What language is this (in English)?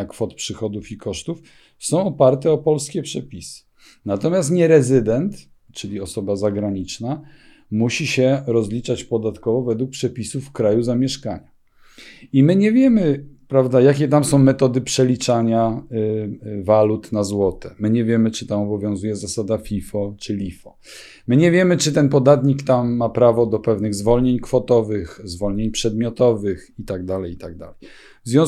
Polish